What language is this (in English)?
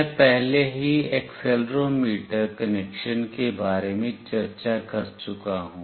Hindi